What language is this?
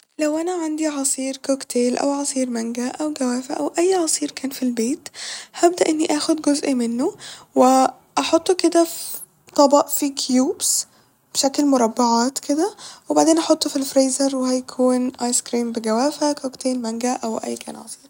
Egyptian Arabic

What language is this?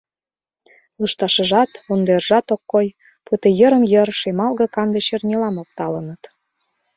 Mari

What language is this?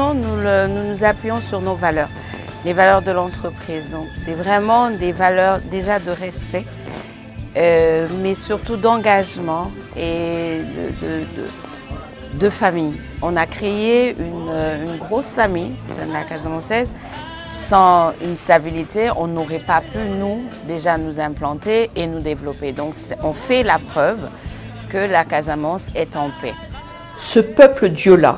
French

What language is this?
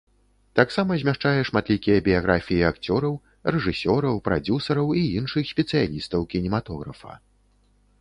Belarusian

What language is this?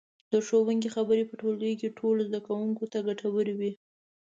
Pashto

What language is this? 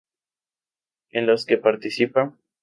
Spanish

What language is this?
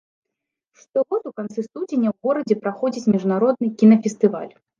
Belarusian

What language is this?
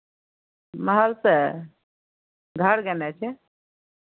Maithili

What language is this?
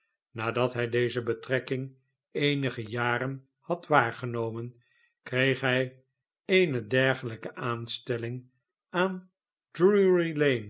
Dutch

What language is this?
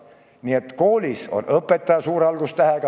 Estonian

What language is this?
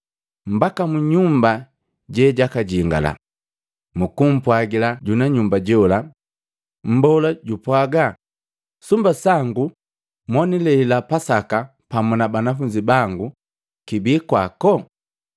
Matengo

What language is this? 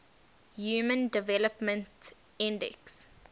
English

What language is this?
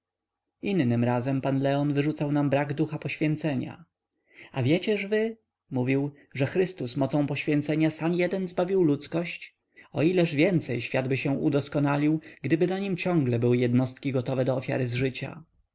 Polish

